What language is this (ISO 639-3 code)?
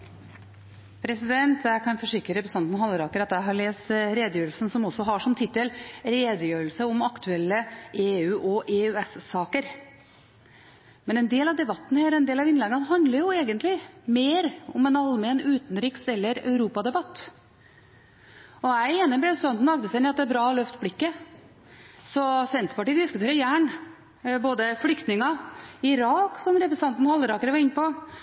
nob